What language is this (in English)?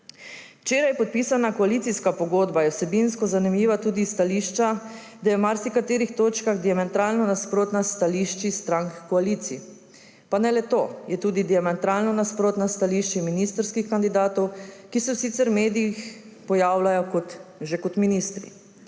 Slovenian